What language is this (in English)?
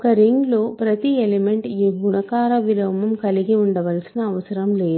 Telugu